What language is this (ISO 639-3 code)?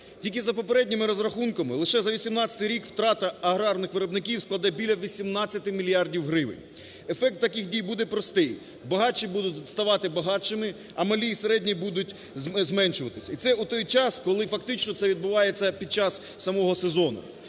ukr